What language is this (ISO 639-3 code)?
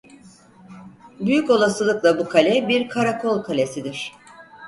tur